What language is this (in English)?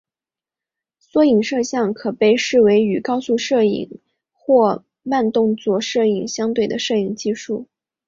Chinese